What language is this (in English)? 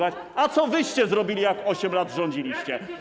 Polish